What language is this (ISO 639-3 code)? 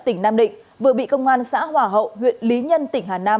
vie